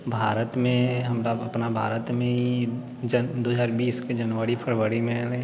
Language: Maithili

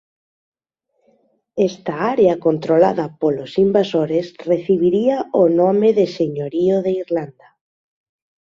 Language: Galician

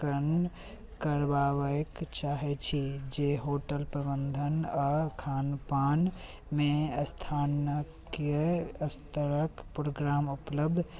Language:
Maithili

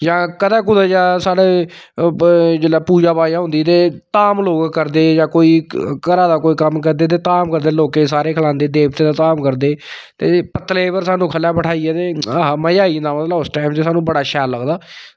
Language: Dogri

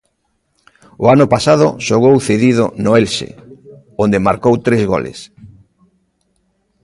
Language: Galician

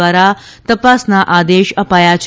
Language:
Gujarati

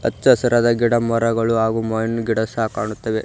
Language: Kannada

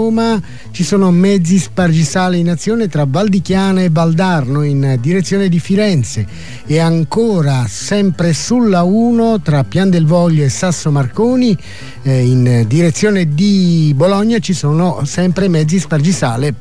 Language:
Italian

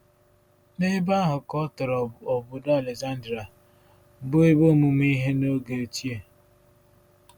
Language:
Igbo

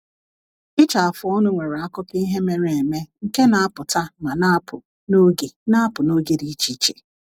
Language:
Igbo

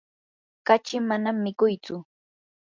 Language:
Yanahuanca Pasco Quechua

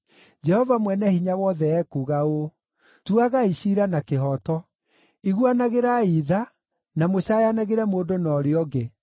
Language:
Kikuyu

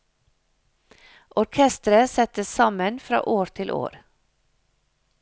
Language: Norwegian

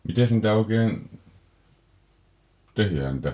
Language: Finnish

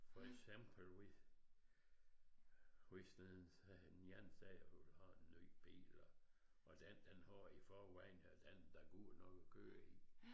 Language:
Danish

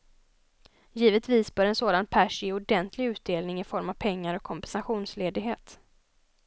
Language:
Swedish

